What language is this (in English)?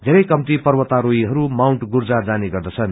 Nepali